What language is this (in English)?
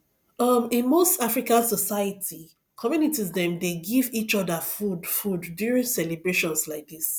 Nigerian Pidgin